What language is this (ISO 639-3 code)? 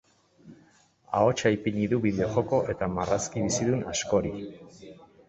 eus